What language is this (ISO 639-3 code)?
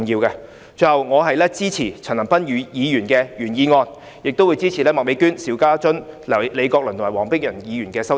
yue